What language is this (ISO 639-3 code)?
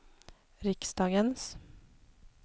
swe